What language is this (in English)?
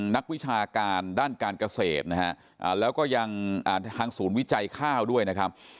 Thai